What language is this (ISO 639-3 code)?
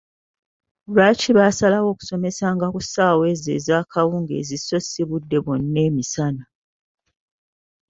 lug